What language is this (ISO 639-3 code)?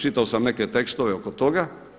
hrv